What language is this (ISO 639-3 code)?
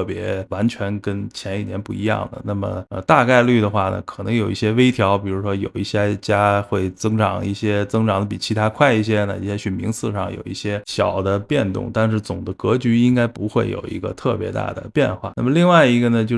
zho